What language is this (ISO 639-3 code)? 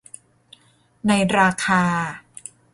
tha